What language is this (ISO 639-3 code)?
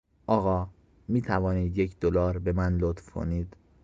fas